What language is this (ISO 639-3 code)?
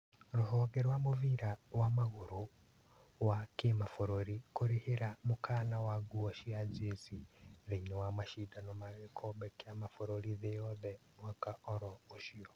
kik